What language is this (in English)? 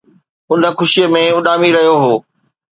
Sindhi